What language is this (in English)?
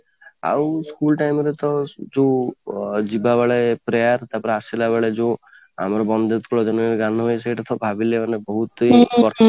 Odia